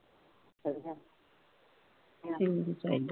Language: Punjabi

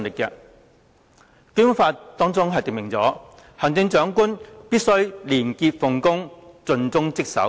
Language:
Cantonese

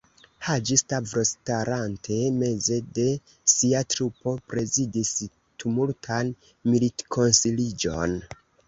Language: Esperanto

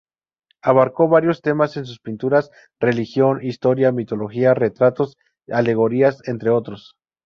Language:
Spanish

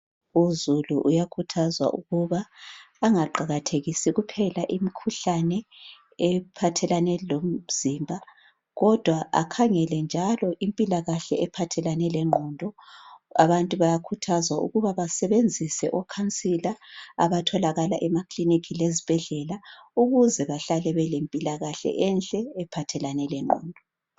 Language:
North Ndebele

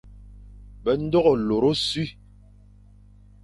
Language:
Fang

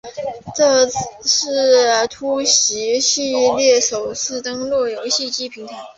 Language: Chinese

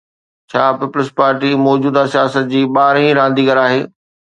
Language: Sindhi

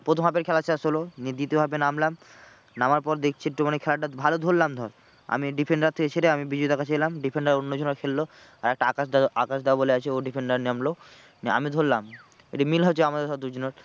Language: Bangla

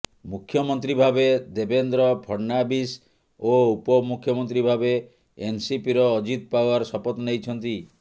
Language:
Odia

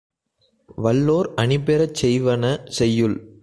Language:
Tamil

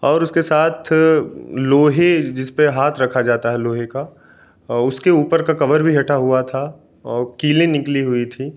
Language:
Hindi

